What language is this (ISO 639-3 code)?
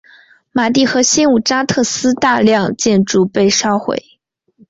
zho